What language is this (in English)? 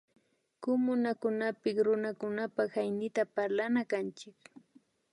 Imbabura Highland Quichua